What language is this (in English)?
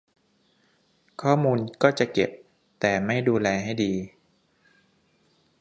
Thai